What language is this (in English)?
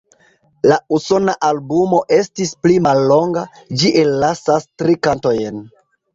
Esperanto